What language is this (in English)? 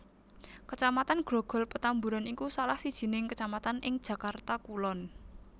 Javanese